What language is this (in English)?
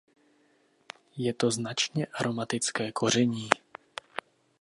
Czech